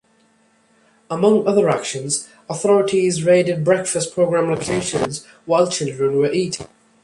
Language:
English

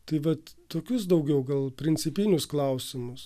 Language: Lithuanian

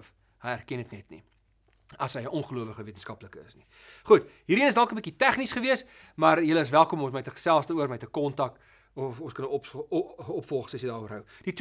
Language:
Dutch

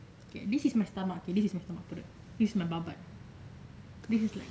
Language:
English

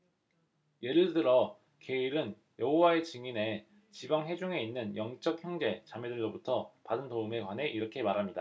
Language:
Korean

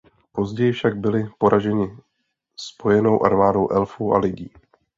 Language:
Czech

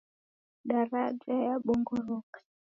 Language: Taita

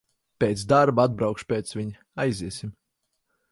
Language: Latvian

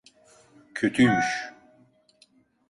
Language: Turkish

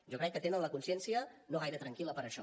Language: Catalan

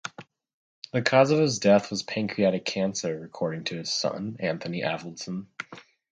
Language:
English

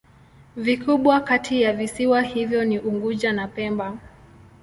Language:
Swahili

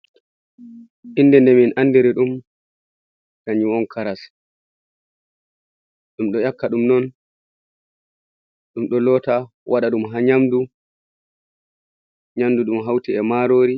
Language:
Fula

